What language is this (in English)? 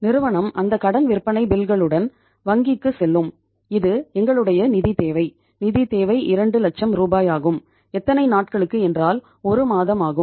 Tamil